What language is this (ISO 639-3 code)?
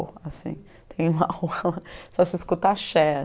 por